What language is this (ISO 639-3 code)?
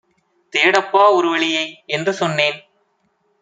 tam